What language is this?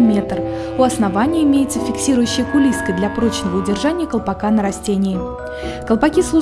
Russian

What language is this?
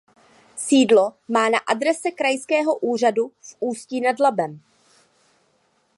Czech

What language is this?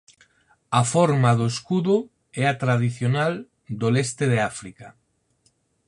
Galician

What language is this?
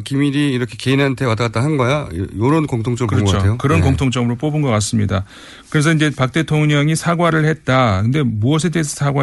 Korean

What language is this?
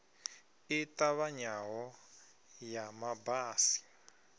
Venda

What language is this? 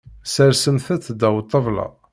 Kabyle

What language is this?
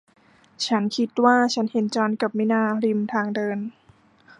Thai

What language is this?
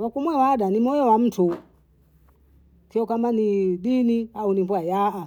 Bondei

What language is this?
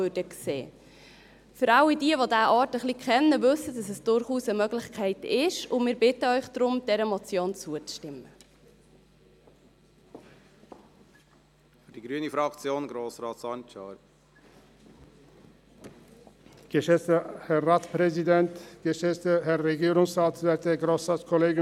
Swiss German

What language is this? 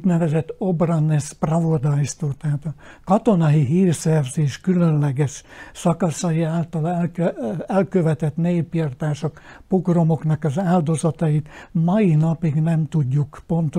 Hungarian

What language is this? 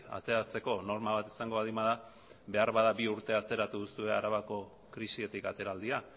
Basque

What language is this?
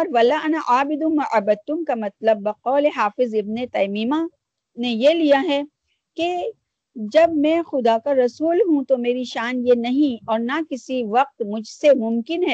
Urdu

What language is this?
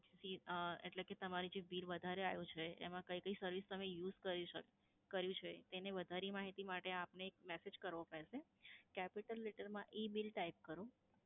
Gujarati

